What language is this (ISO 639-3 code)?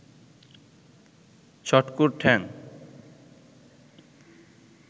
ben